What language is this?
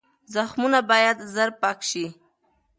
Pashto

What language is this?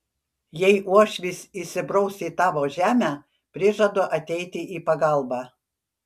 Lithuanian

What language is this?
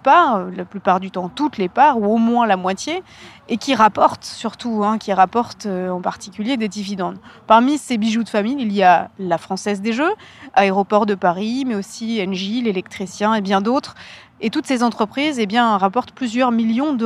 French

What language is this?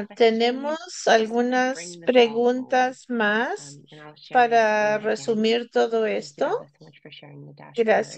Spanish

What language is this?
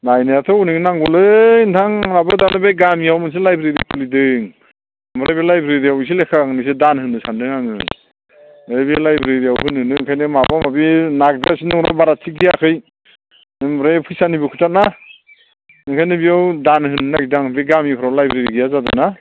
Bodo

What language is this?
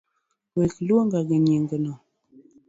Luo (Kenya and Tanzania)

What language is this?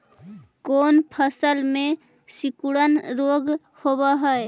Magahi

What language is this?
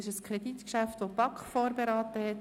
Swiss German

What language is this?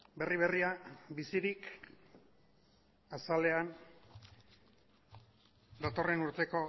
Basque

